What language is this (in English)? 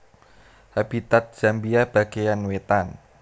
Javanese